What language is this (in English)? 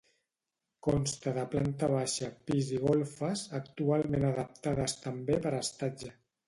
Catalan